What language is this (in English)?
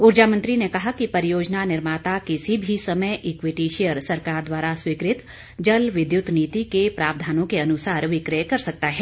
Hindi